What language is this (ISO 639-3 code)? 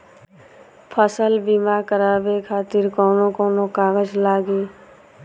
bho